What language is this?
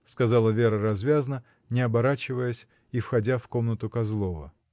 Russian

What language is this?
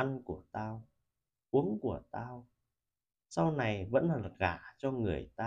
Vietnamese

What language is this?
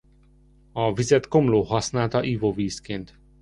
Hungarian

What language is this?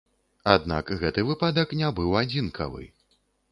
Belarusian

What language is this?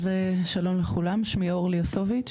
Hebrew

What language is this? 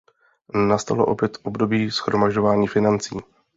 Czech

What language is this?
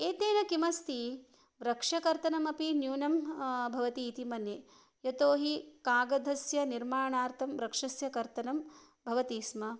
Sanskrit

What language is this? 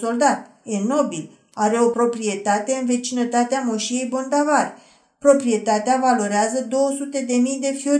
Romanian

